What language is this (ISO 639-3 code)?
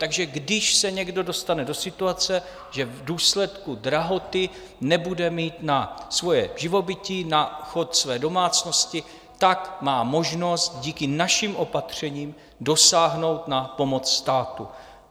ces